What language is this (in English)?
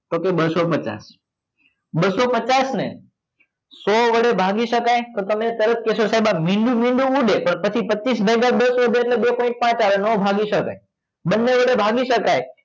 Gujarati